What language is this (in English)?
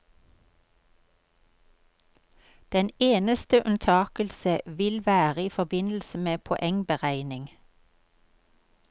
Norwegian